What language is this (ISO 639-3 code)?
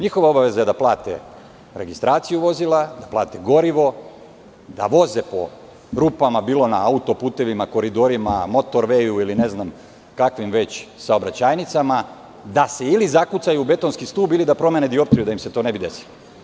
srp